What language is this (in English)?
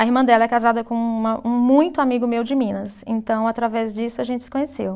Portuguese